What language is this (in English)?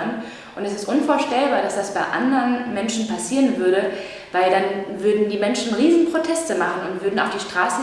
German